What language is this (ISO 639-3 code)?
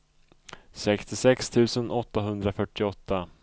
swe